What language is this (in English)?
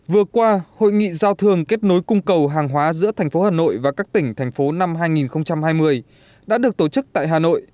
Vietnamese